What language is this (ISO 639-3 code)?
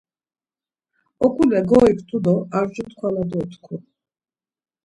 lzz